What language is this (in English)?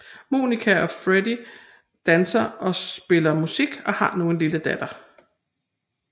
Danish